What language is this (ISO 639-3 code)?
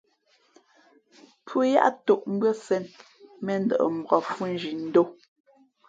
fmp